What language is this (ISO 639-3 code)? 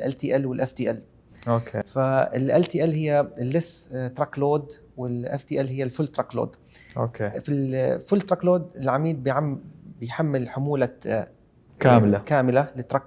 ara